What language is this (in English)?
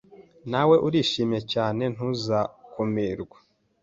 Kinyarwanda